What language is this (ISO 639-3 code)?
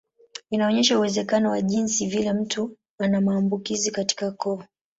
swa